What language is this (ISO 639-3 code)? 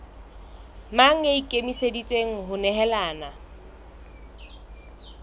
sot